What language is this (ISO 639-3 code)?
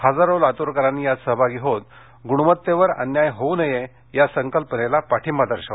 mar